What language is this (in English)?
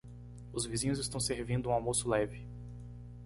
Portuguese